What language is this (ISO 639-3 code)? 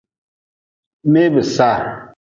nmz